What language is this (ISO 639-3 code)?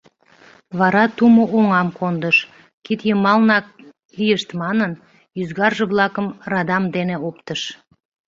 chm